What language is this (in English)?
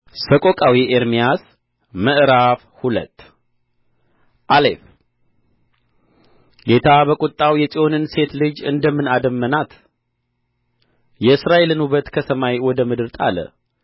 Amharic